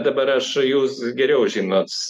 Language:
Lithuanian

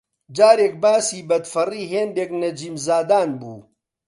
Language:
Central Kurdish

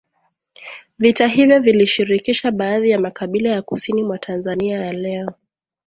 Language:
Swahili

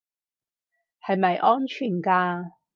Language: Cantonese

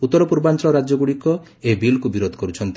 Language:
Odia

